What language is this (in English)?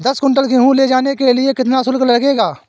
Hindi